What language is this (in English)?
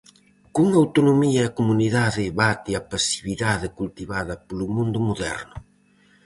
Galician